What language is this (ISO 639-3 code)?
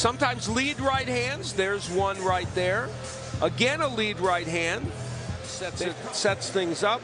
eng